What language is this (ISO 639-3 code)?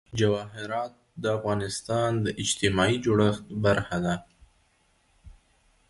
pus